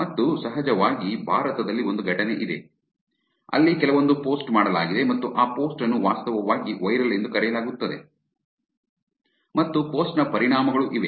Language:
Kannada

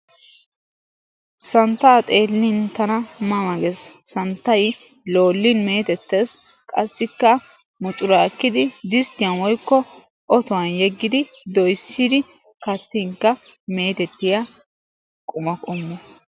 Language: Wolaytta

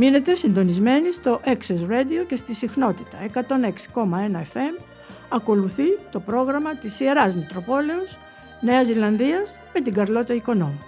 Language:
Greek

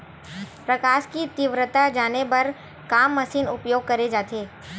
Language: Chhattisgarhi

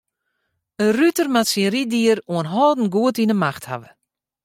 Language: Western Frisian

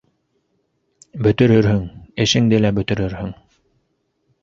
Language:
Bashkir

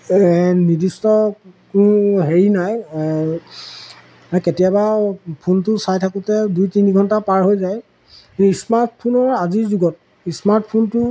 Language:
Assamese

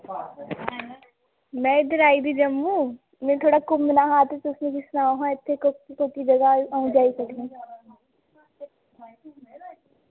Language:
Dogri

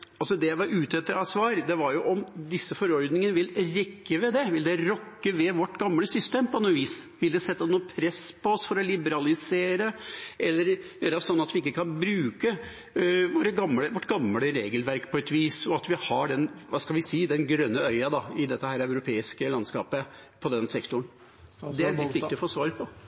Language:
Norwegian Nynorsk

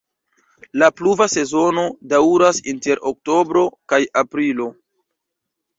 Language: Esperanto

